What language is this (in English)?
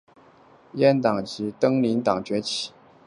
Chinese